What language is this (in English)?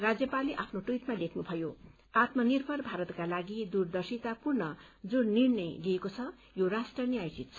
Nepali